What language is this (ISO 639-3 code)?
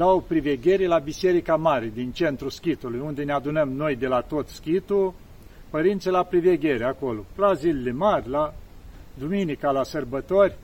ron